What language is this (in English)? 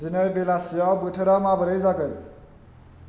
Bodo